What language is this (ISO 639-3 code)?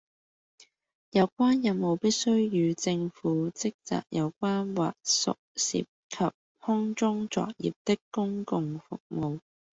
yue